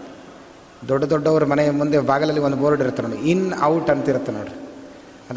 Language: Kannada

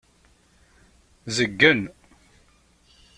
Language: Kabyle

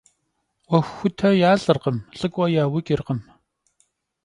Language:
Kabardian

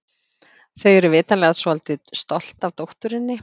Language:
Icelandic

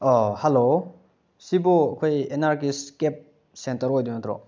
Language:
Manipuri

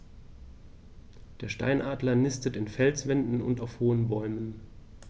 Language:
German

